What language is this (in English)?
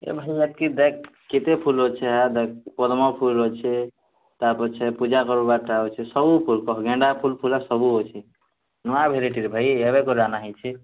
Odia